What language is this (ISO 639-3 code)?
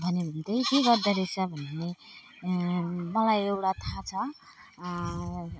nep